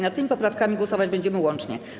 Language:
Polish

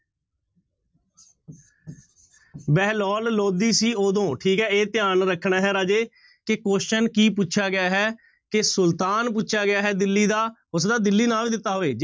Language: Punjabi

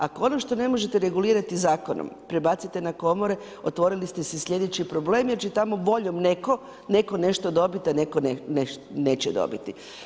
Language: Croatian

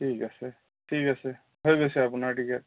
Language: Assamese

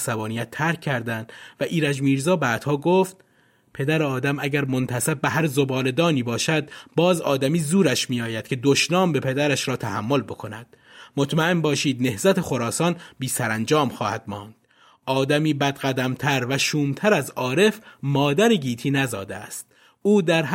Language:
Persian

